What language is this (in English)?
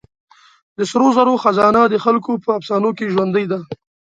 Pashto